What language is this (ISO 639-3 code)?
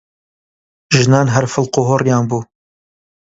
ckb